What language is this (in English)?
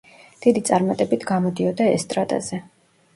Georgian